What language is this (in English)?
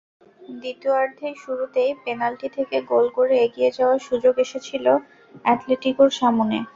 Bangla